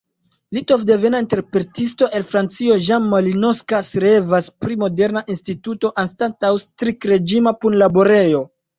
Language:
Esperanto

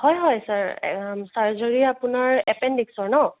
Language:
Assamese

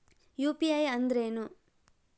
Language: Kannada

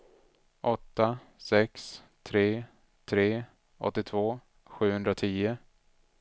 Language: Swedish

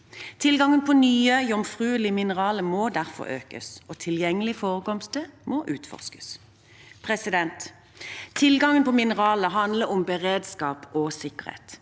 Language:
Norwegian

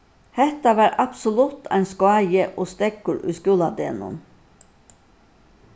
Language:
Faroese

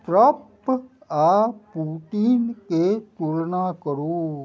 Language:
Maithili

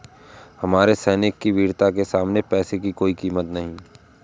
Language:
Hindi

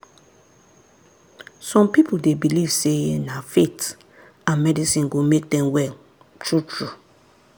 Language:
Nigerian Pidgin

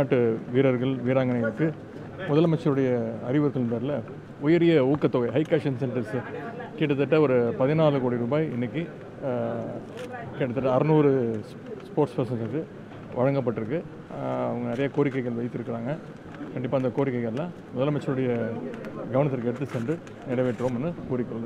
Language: Tamil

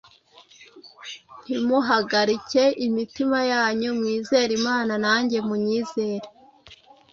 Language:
Kinyarwanda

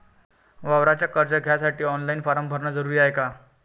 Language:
Marathi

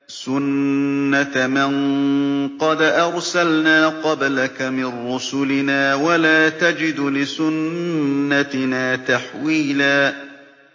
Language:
Arabic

